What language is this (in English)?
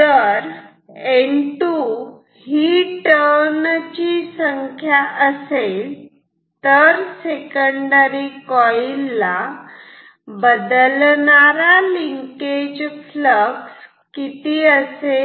Marathi